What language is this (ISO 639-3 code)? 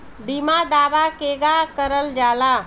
bho